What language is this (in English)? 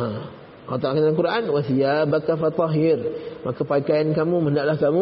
Malay